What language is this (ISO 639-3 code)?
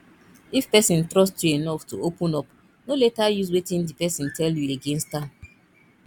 pcm